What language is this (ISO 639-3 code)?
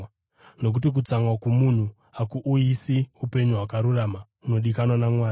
sna